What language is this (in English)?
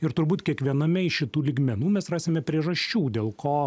Lithuanian